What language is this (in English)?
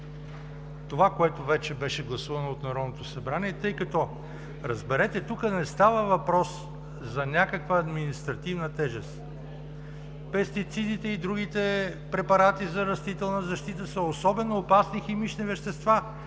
Bulgarian